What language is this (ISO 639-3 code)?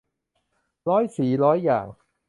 tha